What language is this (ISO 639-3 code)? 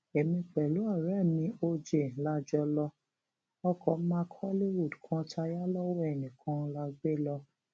yor